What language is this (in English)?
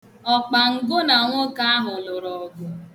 Igbo